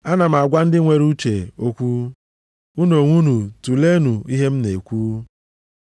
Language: Igbo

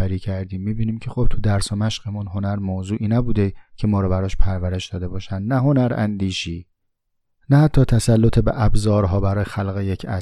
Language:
Persian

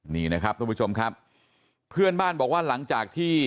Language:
Thai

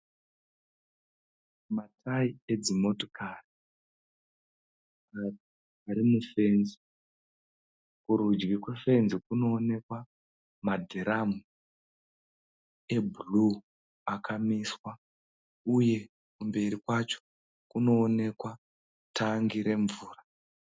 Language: Shona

